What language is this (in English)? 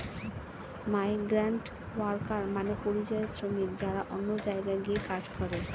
Bangla